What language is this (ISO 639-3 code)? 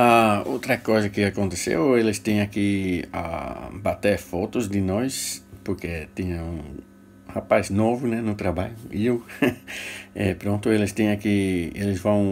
por